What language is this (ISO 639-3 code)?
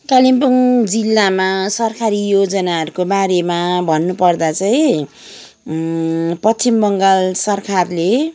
nep